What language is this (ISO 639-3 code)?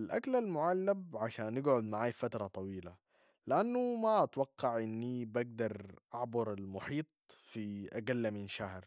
apd